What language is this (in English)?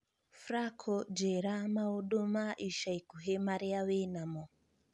Kikuyu